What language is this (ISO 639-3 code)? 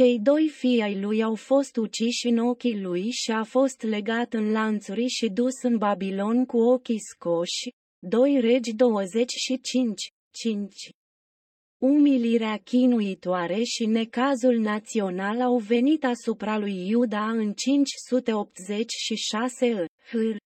ron